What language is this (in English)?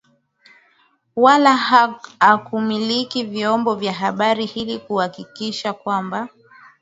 Swahili